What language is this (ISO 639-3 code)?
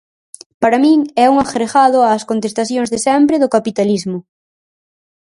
glg